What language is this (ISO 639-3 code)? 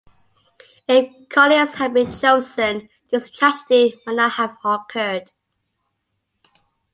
eng